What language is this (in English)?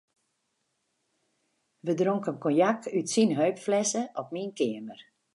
Western Frisian